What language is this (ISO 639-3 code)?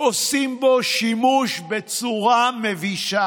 heb